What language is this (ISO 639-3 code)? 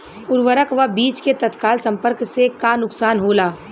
bho